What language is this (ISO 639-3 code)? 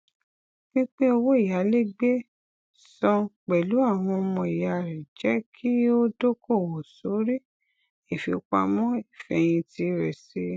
yor